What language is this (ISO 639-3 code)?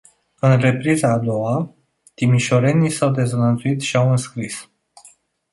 ron